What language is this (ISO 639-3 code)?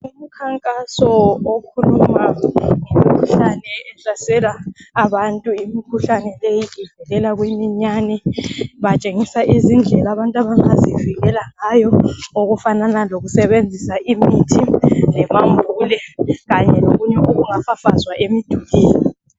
nde